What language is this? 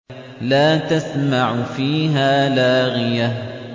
Arabic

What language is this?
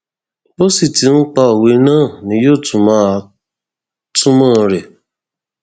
Yoruba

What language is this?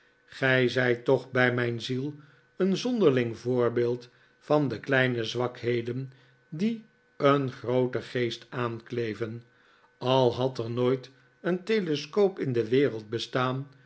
Dutch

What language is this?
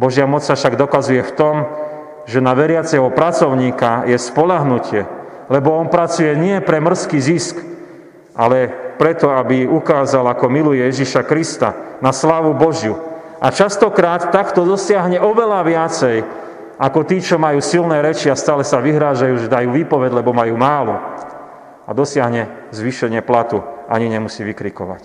Slovak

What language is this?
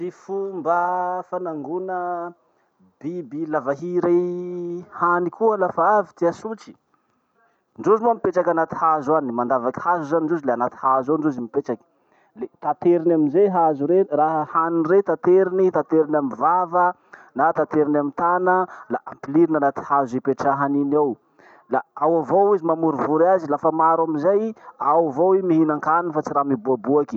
Masikoro Malagasy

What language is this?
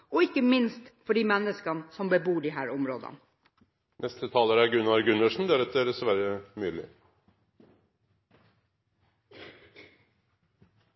Norwegian Bokmål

